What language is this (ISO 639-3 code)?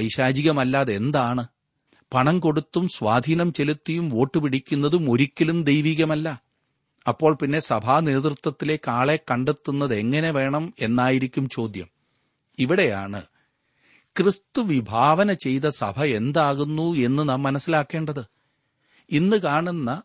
mal